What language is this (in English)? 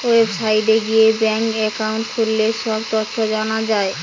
Bangla